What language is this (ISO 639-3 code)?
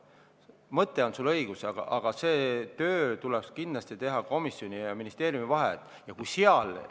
est